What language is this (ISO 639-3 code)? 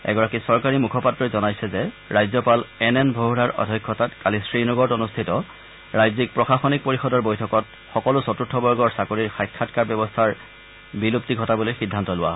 asm